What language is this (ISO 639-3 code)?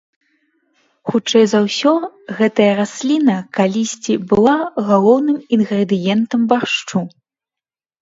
bel